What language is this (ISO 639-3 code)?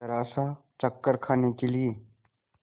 hin